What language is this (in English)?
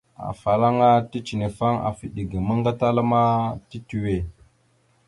Mada (Cameroon)